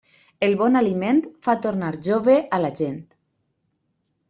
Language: Catalan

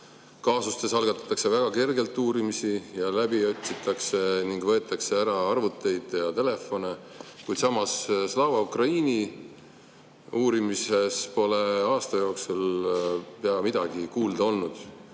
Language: Estonian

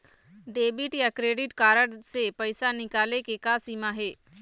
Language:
Chhattisgarhi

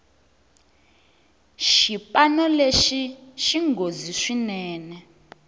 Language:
Tsonga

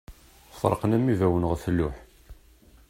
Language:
Kabyle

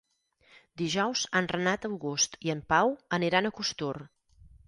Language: Catalan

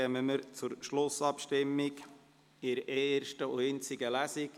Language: Swiss German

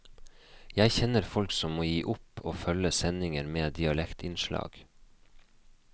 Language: Norwegian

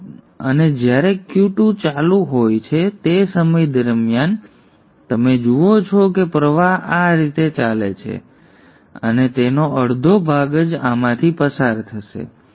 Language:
Gujarati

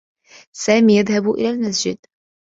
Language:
Arabic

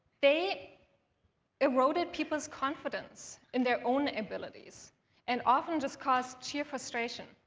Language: English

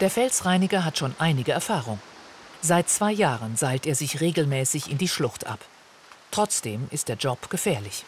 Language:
German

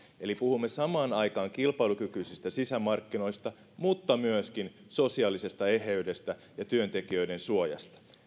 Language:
Finnish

